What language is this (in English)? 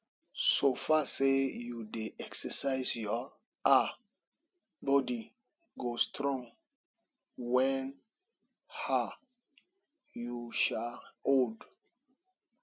Nigerian Pidgin